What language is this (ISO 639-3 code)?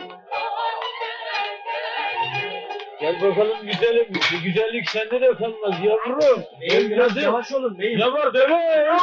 tur